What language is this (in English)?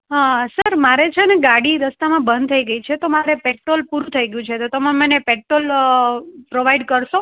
Gujarati